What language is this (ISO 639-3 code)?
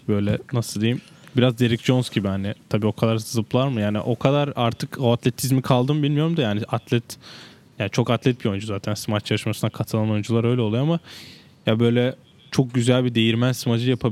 tur